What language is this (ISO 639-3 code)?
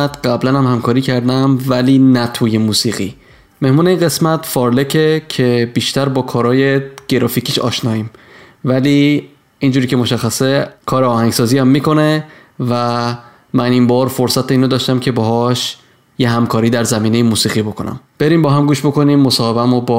fas